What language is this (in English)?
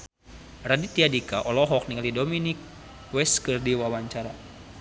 Sundanese